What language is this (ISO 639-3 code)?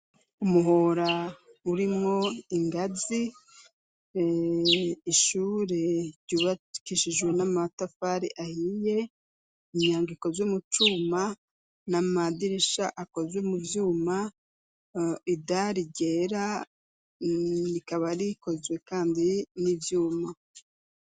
run